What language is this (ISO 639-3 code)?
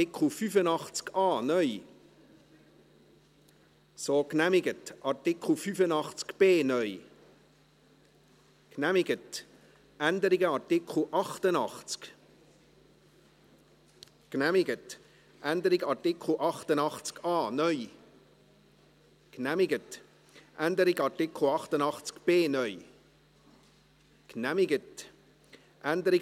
gsw